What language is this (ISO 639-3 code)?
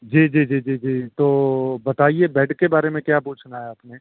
urd